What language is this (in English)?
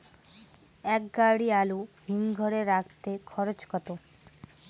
Bangla